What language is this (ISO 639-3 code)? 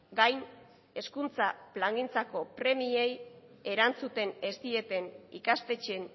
eus